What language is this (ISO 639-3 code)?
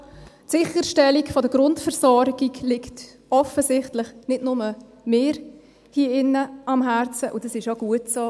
gsw